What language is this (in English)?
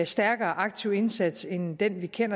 Danish